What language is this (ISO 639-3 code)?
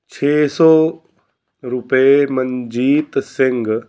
pan